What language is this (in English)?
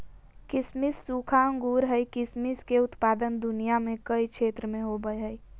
Magahi